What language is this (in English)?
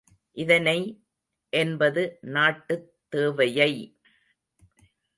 Tamil